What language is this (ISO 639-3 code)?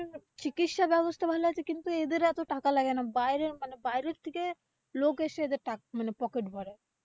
ben